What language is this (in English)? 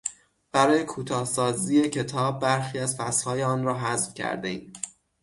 Persian